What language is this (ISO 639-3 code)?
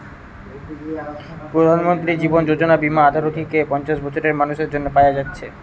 ben